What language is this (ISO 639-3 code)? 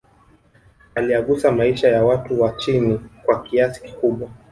swa